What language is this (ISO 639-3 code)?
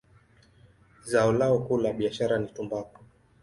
swa